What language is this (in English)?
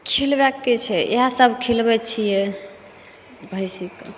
Maithili